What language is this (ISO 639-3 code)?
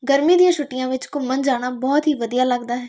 pan